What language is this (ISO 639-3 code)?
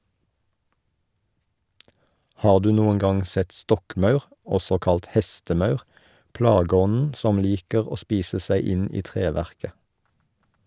nor